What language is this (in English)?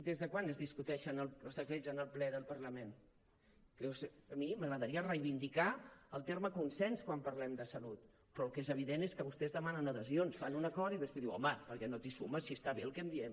Catalan